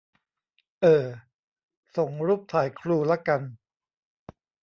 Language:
Thai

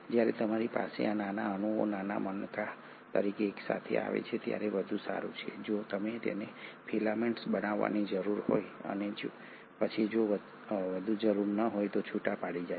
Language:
Gujarati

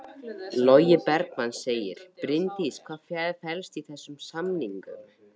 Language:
Icelandic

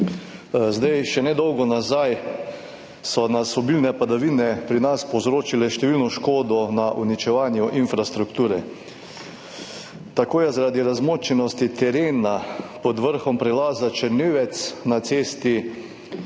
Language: Slovenian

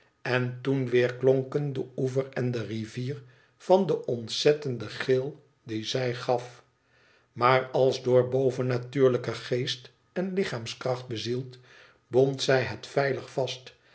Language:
Dutch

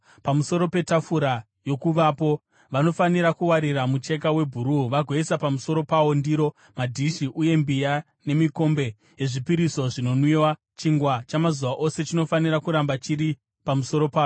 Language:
Shona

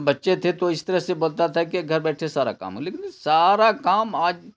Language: Urdu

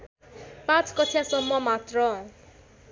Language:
Nepali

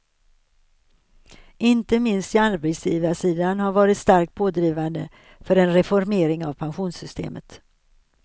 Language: Swedish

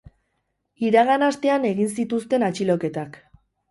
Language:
Basque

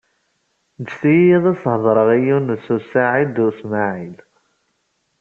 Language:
Kabyle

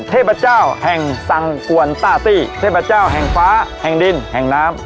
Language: Thai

